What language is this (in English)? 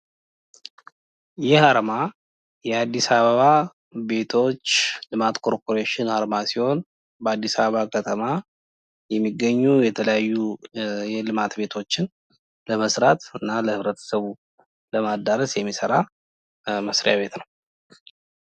Amharic